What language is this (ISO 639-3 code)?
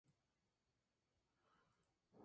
spa